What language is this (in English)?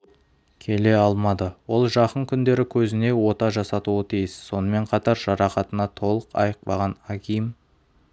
Kazakh